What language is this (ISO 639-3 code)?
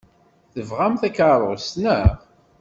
kab